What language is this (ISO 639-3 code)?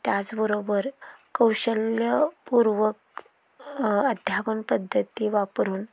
mar